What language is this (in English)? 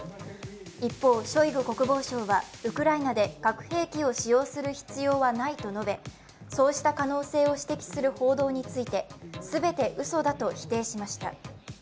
Japanese